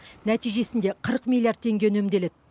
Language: Kazakh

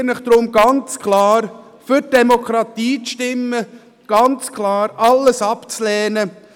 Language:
Swiss German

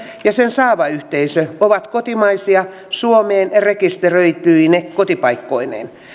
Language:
Finnish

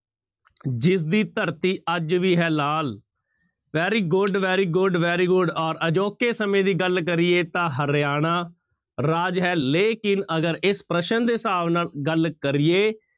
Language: Punjabi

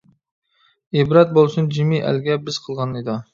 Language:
Uyghur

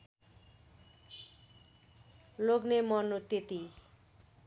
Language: Nepali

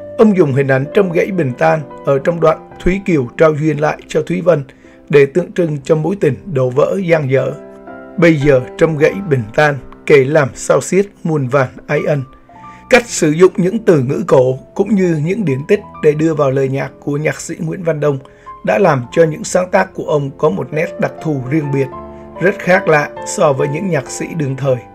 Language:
Vietnamese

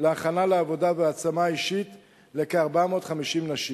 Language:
Hebrew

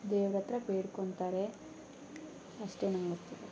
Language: Kannada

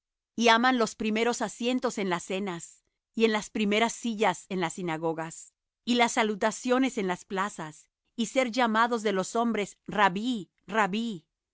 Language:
Spanish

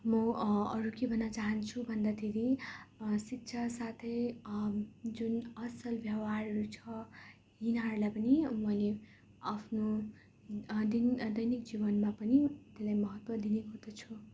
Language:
Nepali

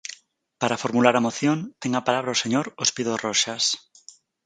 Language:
Galician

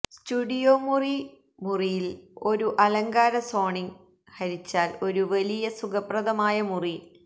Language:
Malayalam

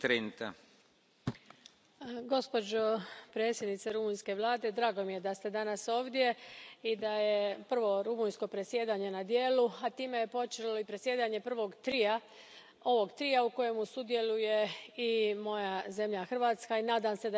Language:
Croatian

